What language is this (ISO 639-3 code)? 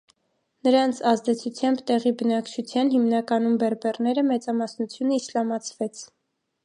hye